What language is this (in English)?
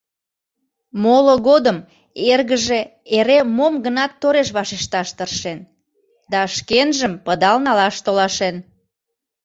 Mari